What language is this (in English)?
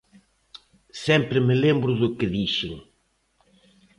Galician